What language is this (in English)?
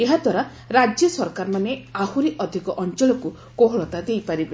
Odia